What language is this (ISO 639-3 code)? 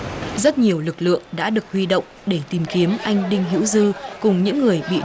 vie